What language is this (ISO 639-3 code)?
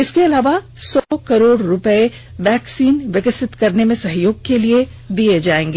hin